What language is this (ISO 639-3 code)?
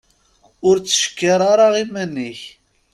kab